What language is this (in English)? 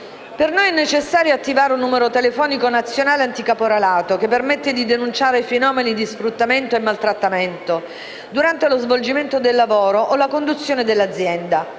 Italian